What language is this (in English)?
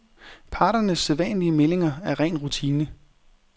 Danish